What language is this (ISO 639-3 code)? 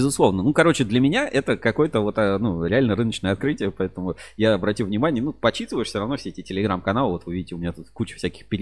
rus